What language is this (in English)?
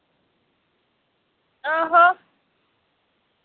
Dogri